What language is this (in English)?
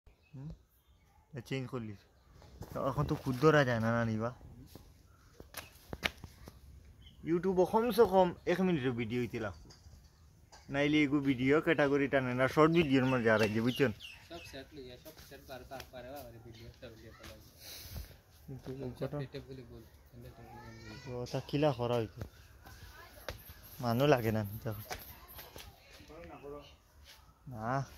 Thai